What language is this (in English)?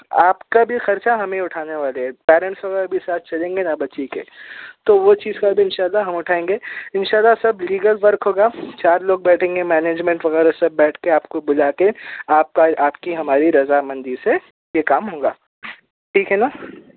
Urdu